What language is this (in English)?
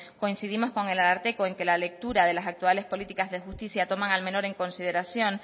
Spanish